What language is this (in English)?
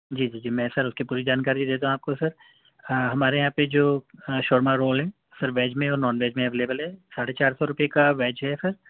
Urdu